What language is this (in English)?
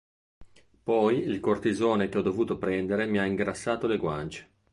Italian